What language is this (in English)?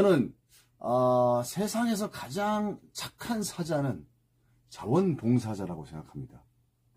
Korean